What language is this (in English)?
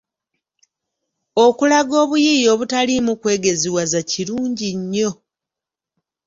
Ganda